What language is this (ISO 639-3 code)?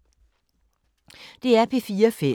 dan